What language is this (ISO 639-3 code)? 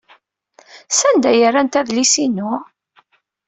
kab